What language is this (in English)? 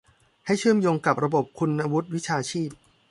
Thai